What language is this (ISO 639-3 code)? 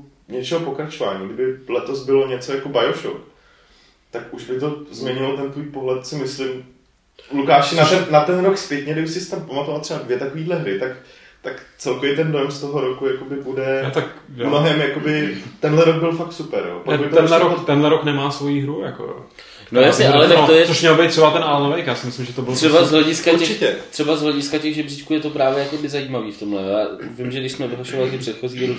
ces